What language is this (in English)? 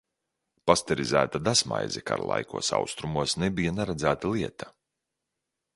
Latvian